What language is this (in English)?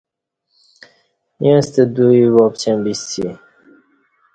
Kati